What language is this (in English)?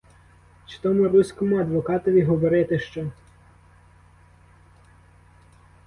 Ukrainian